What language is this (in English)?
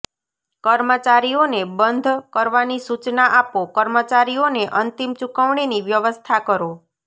Gujarati